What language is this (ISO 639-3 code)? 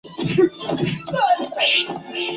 zho